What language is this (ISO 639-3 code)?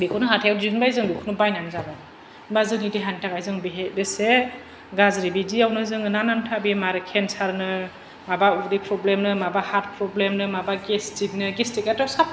brx